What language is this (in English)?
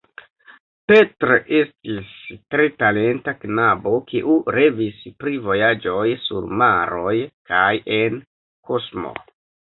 Esperanto